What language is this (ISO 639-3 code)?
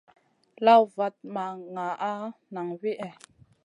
mcn